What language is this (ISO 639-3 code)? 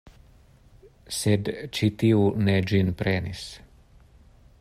epo